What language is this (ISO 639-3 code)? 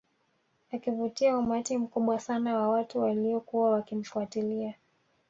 swa